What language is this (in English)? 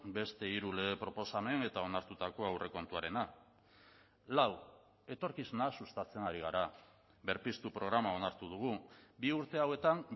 Basque